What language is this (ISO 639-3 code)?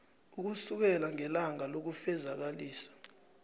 nbl